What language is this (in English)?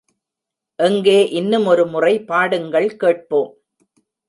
Tamil